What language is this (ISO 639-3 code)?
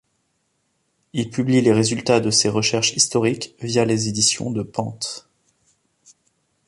fra